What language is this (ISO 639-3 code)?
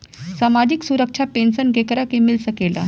bho